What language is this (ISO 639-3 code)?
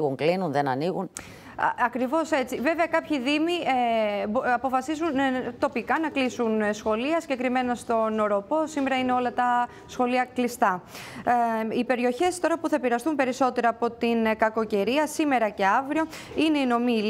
ell